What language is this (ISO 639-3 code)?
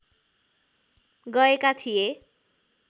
nep